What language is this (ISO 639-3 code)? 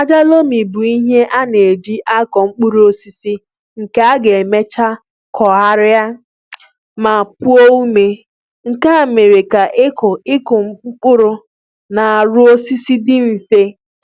ibo